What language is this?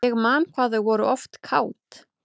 Icelandic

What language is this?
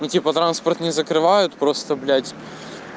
Russian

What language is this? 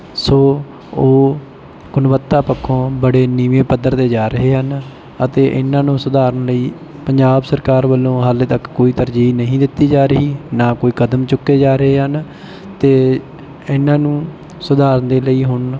Punjabi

